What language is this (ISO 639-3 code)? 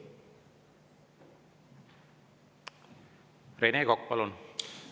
est